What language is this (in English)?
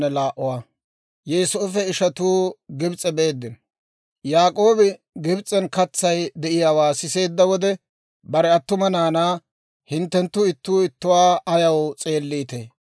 Dawro